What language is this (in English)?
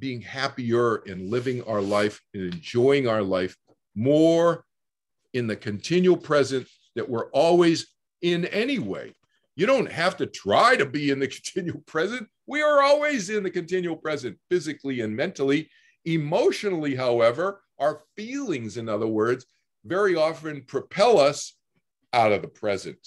English